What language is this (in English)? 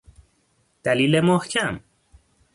Persian